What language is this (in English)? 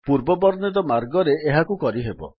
Odia